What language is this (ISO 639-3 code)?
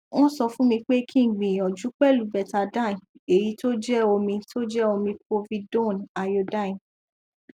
yor